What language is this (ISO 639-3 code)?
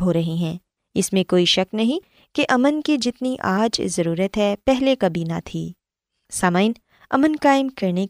urd